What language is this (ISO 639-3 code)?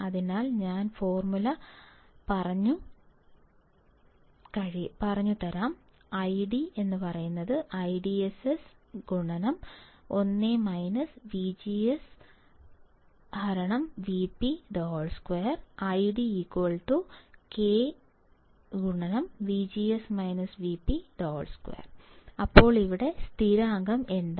mal